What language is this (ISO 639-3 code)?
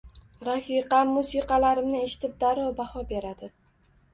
uzb